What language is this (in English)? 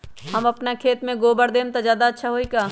Magahi